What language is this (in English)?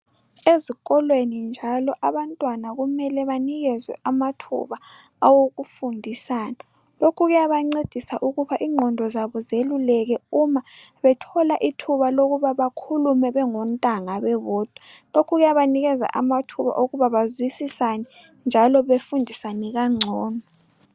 North Ndebele